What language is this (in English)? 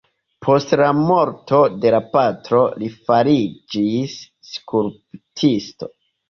Esperanto